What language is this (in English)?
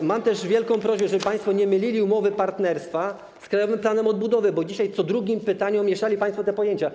Polish